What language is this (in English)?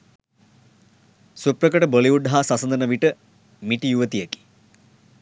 Sinhala